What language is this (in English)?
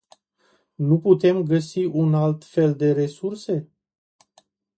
Romanian